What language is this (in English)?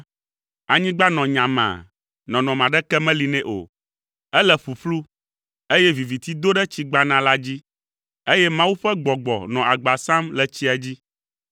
Ewe